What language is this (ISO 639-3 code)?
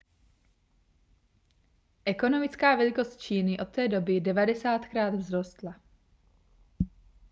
ces